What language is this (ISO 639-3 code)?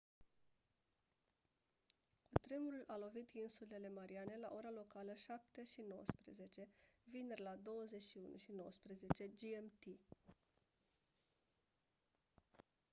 ron